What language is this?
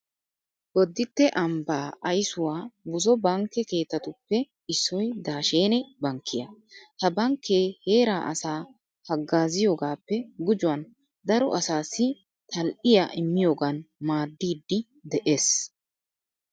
Wolaytta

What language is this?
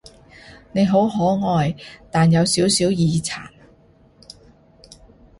Cantonese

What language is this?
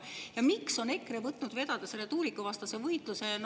Estonian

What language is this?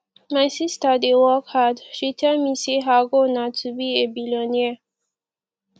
Nigerian Pidgin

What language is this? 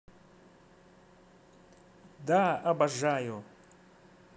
Russian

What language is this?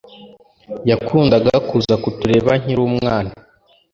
Kinyarwanda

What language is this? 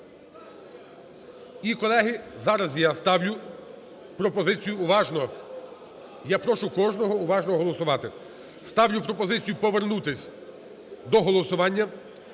Ukrainian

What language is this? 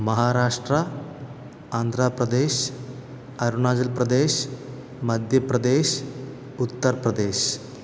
Malayalam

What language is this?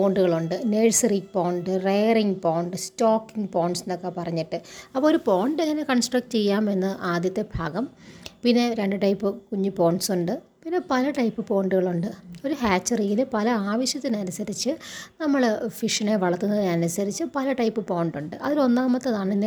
Malayalam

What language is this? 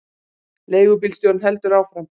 Icelandic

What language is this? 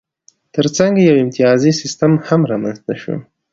Pashto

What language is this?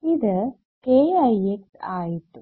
Malayalam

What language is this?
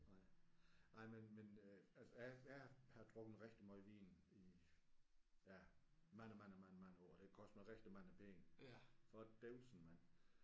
Danish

